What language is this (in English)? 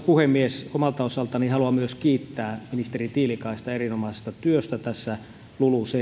Finnish